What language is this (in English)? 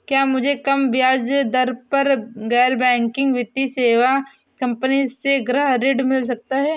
Hindi